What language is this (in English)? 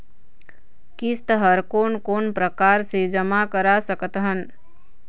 Chhattisgarhi